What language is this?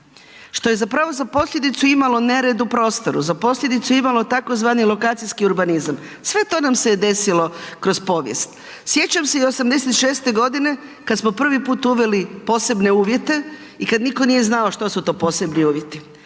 Croatian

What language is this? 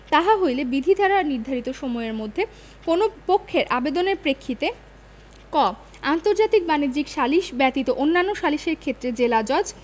Bangla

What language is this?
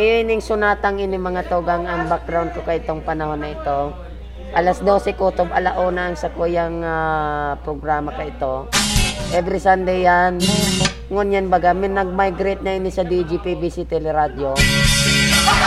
Filipino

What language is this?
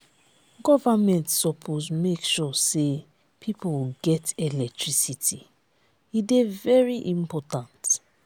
Nigerian Pidgin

